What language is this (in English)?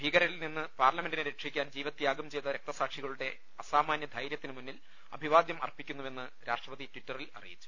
Malayalam